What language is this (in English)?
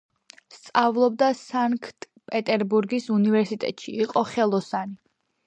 Georgian